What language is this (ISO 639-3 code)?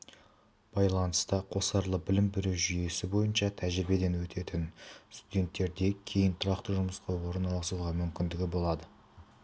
kaz